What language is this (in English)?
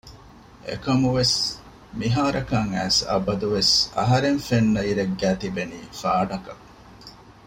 Divehi